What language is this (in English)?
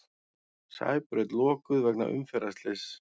Icelandic